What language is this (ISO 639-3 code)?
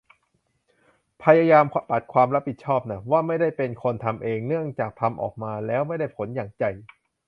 tha